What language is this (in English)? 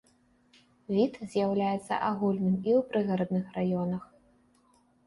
Belarusian